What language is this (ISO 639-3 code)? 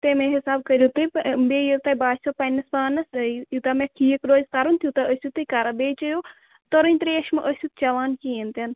kas